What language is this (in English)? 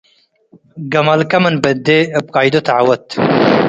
Tigre